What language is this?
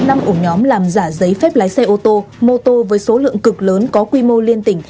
Vietnamese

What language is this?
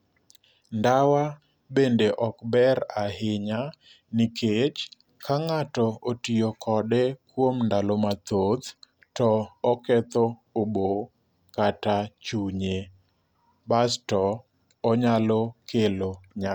Luo (Kenya and Tanzania)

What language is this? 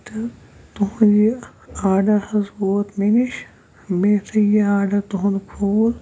Kashmiri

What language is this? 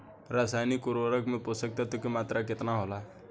Bhojpuri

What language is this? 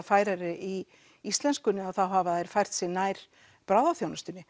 Icelandic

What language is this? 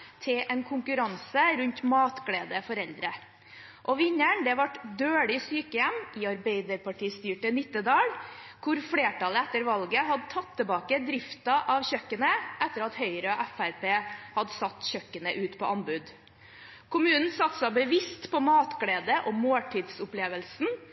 Norwegian Bokmål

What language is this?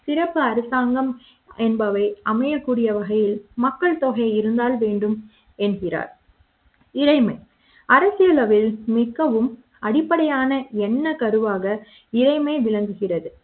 Tamil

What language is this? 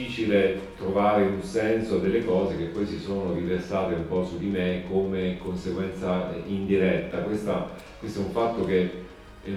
Italian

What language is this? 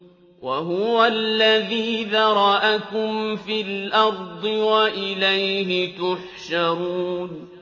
Arabic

